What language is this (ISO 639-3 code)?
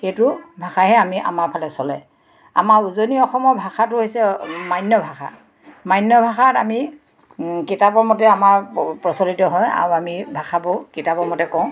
asm